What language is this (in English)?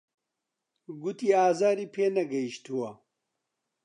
Central Kurdish